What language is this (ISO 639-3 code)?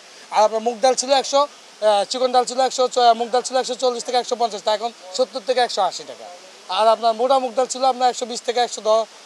ben